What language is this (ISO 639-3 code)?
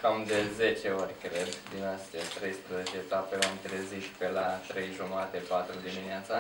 ron